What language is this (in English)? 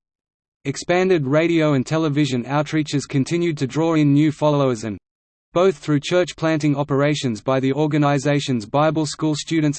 English